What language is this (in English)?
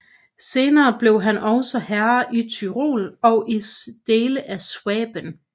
Danish